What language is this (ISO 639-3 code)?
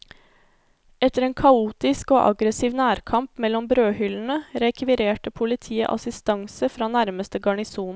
nor